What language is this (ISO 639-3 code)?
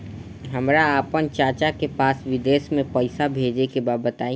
bho